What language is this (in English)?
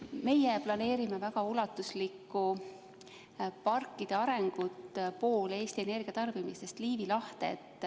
Estonian